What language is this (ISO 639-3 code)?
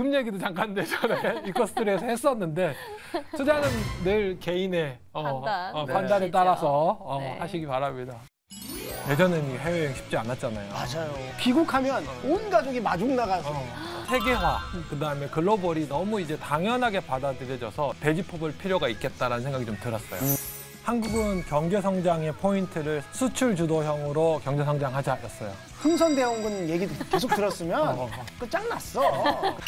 kor